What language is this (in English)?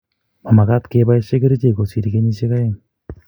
Kalenjin